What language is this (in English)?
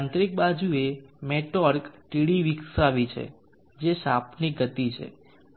Gujarati